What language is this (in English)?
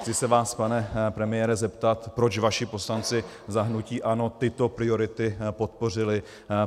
Czech